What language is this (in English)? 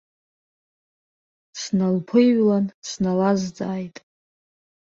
Abkhazian